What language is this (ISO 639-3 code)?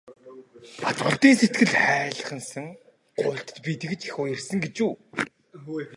mon